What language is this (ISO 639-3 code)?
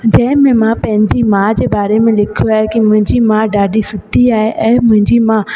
snd